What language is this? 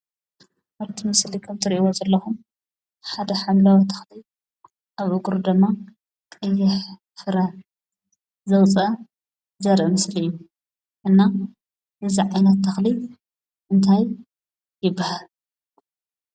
Tigrinya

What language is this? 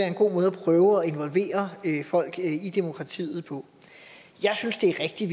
Danish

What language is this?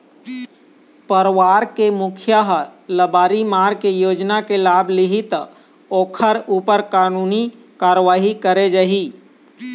Chhattisgarhi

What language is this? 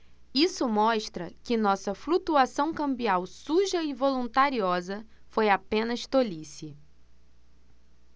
Portuguese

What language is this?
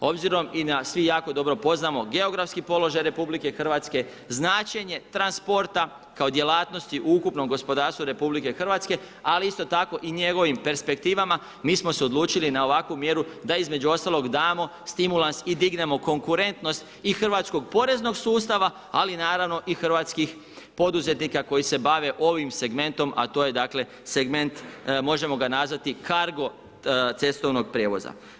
Croatian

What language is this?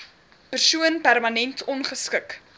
Afrikaans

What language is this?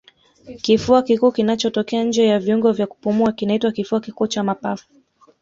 Swahili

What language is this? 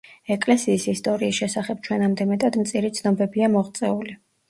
Georgian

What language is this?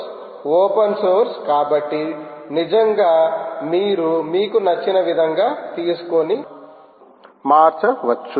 Telugu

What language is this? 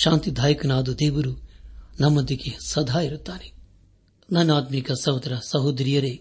Kannada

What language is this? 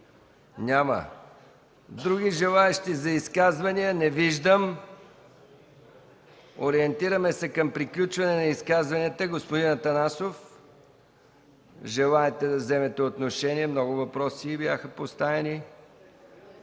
Bulgarian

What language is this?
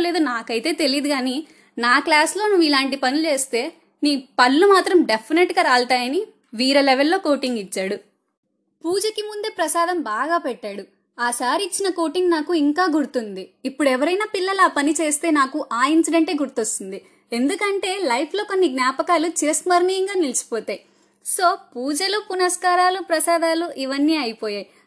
Telugu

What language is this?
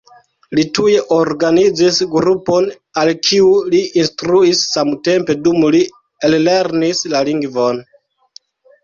Esperanto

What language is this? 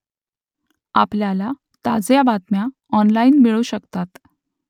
Marathi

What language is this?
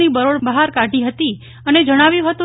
Gujarati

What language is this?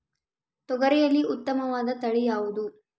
Kannada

